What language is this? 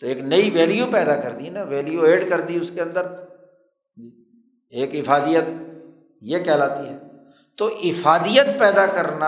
Urdu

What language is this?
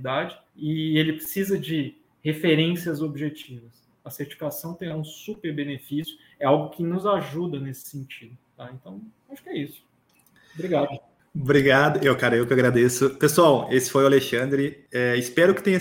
Portuguese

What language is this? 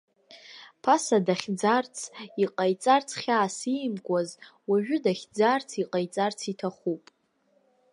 Abkhazian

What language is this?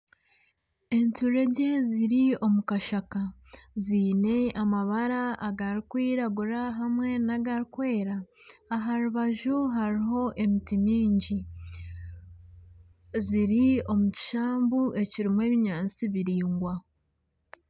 Nyankole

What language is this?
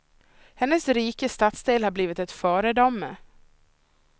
Swedish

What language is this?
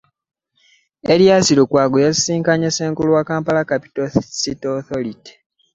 Ganda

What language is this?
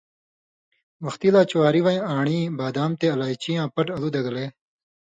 Indus Kohistani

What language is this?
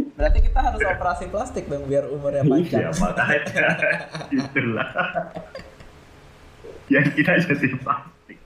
Indonesian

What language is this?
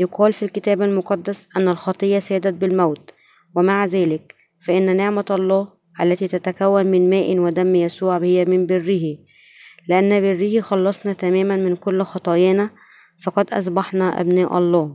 Arabic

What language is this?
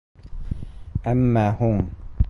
Bashkir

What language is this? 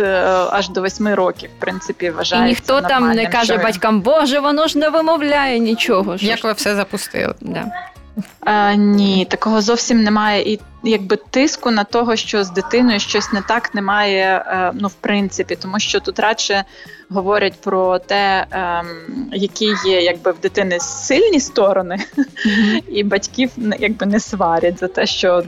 Ukrainian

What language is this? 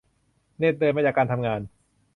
Thai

